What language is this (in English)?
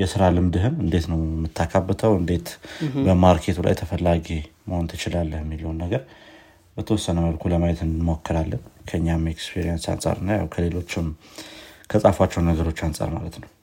Amharic